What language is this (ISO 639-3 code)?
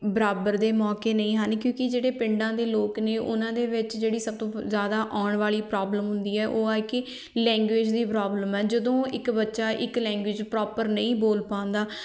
pan